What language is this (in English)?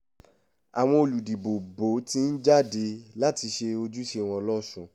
Yoruba